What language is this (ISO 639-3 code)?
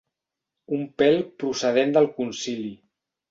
cat